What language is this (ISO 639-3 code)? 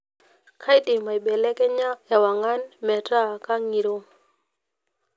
mas